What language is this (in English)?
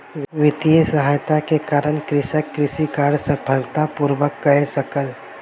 Maithili